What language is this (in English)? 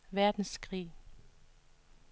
Danish